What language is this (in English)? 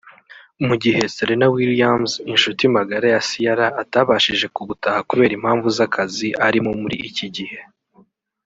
Kinyarwanda